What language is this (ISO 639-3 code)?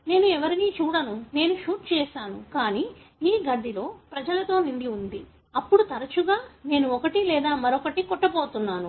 tel